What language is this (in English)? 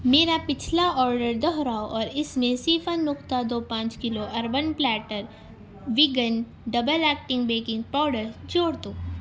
Urdu